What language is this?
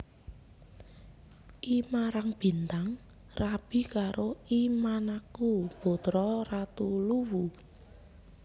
Javanese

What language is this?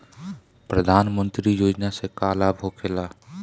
Bhojpuri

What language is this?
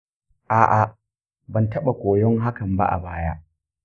Hausa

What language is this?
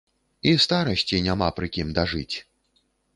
Belarusian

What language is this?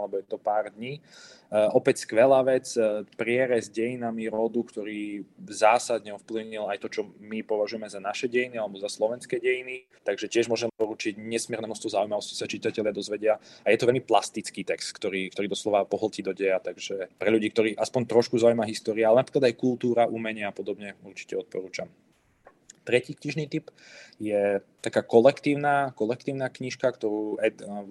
Slovak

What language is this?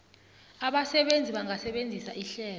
South Ndebele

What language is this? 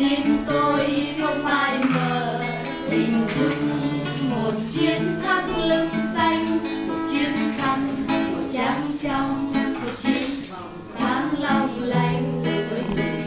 Vietnamese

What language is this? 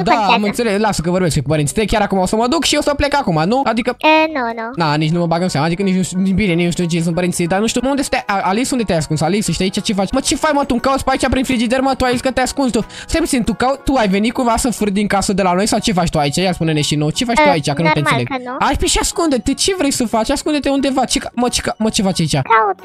Romanian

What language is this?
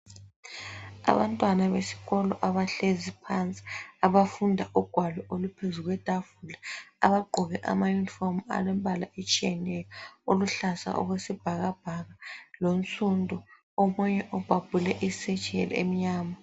North Ndebele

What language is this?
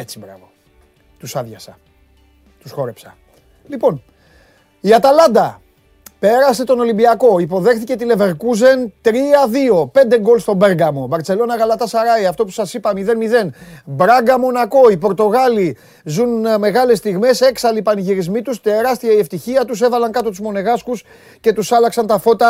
Greek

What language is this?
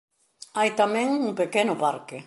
Galician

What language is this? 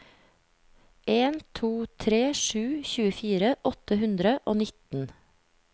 Norwegian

